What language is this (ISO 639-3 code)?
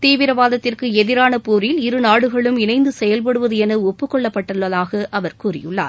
tam